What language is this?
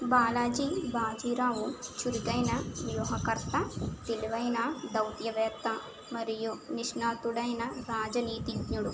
Telugu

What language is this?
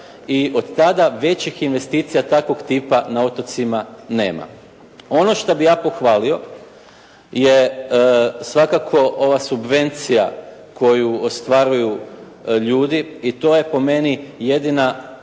Croatian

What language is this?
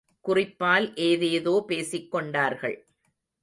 Tamil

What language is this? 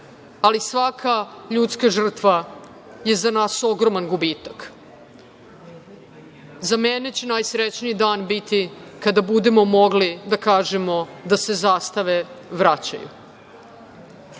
Serbian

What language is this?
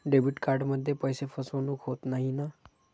Marathi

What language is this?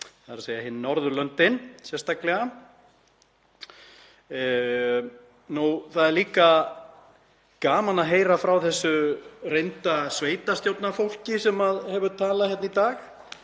Icelandic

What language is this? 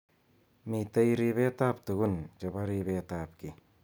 Kalenjin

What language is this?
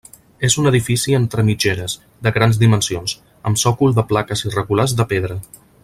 Catalan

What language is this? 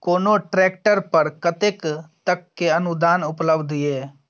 Maithili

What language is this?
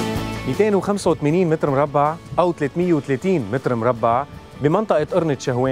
Arabic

